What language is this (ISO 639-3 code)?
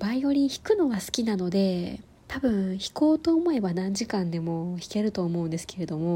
jpn